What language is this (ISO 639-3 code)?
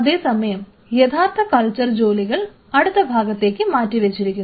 mal